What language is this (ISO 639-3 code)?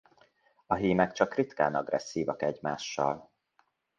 hun